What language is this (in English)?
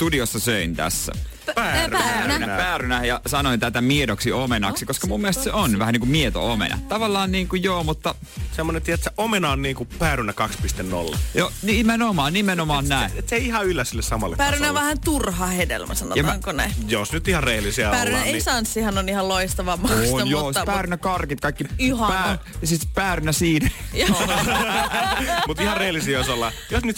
Finnish